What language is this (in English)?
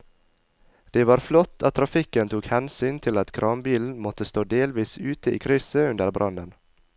Norwegian